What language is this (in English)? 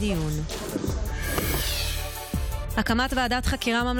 Hebrew